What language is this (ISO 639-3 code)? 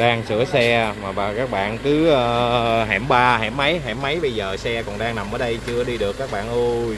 vie